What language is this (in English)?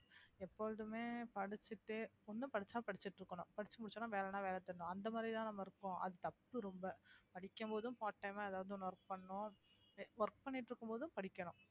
Tamil